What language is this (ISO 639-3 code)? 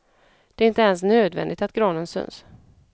swe